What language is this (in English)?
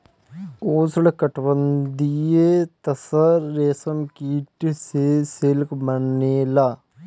Bhojpuri